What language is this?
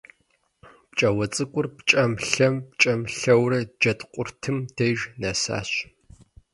Kabardian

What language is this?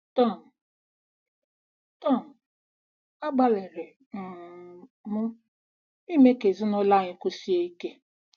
Igbo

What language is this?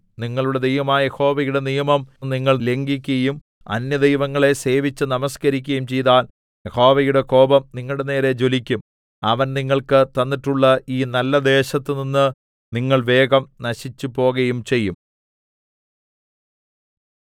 Malayalam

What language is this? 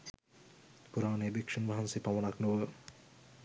Sinhala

